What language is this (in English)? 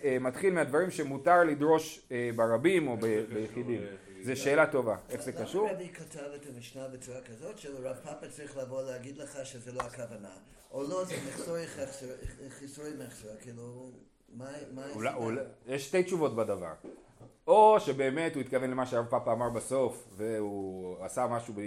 Hebrew